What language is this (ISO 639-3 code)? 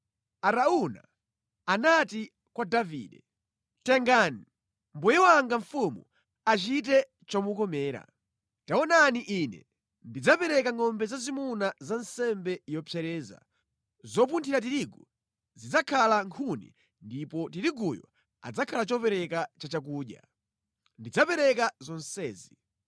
nya